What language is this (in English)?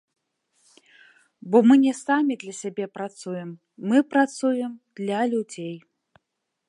Belarusian